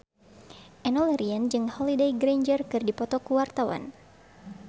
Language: Sundanese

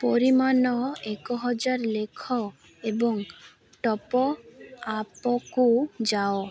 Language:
Odia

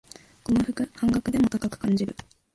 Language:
Japanese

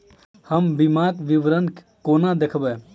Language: Maithili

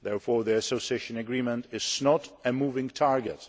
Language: English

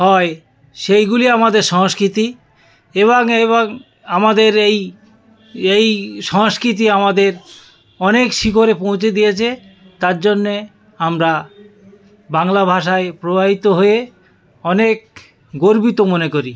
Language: Bangla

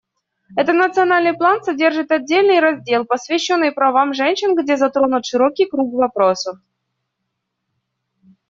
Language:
Russian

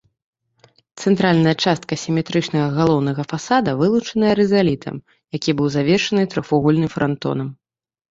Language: Belarusian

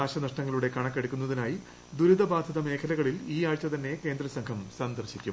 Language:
Malayalam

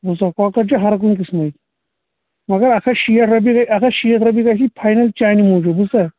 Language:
Kashmiri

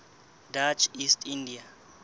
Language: Southern Sotho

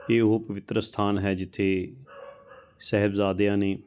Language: Punjabi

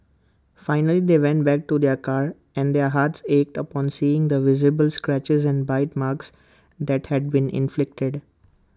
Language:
English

